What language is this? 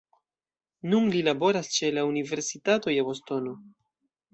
Esperanto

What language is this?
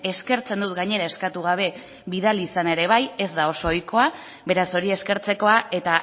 Basque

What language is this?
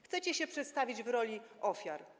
Polish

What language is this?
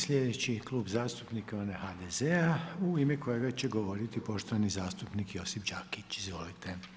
Croatian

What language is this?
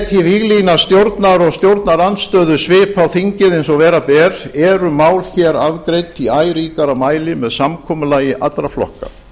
Icelandic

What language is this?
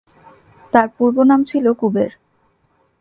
Bangla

